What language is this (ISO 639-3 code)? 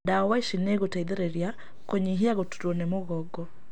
kik